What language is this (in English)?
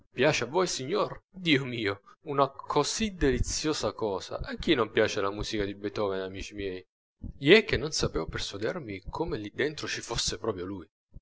Italian